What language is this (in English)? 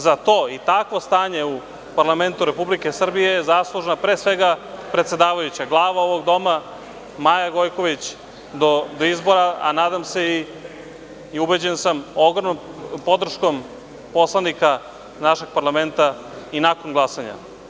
Serbian